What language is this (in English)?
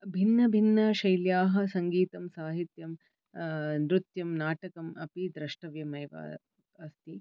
Sanskrit